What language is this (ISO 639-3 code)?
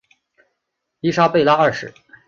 zho